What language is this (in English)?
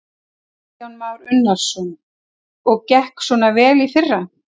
Icelandic